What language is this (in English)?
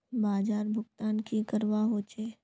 Magahi